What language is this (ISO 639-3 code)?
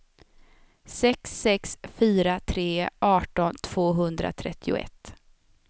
swe